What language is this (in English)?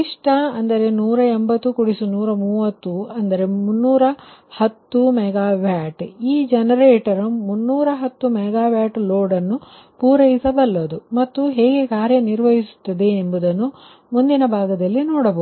Kannada